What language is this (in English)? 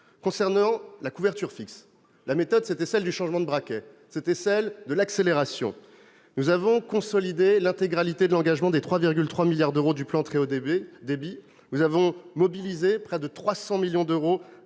French